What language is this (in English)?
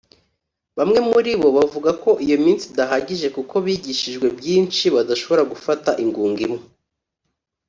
Kinyarwanda